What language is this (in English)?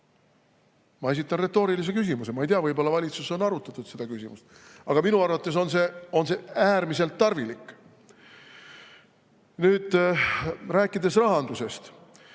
Estonian